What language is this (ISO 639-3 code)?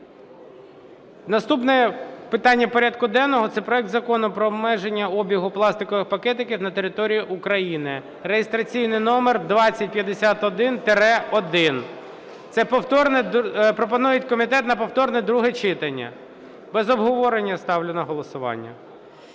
ukr